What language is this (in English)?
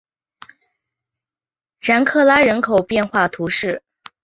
Chinese